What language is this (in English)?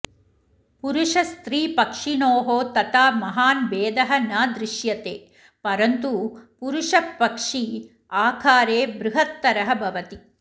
Sanskrit